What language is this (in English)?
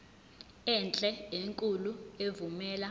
Zulu